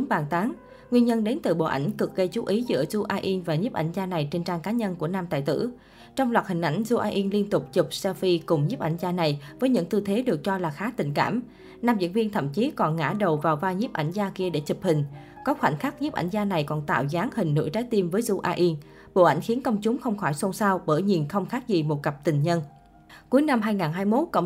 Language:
Vietnamese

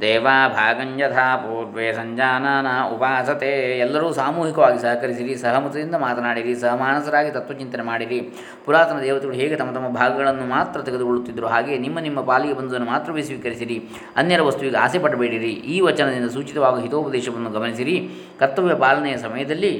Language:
Kannada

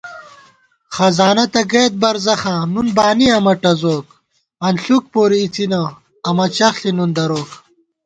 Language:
Gawar-Bati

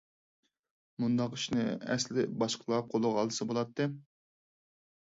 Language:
Uyghur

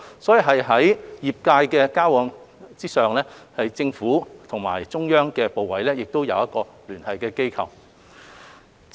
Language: Cantonese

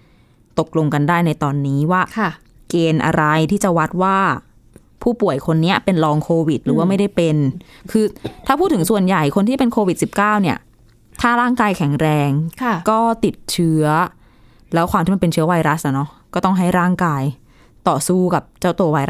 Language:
Thai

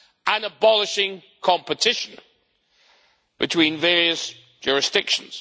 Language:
English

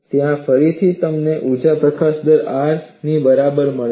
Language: Gujarati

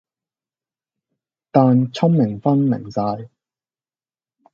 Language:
Cantonese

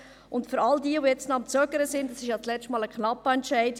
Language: Swiss German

